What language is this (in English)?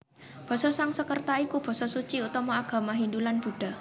Javanese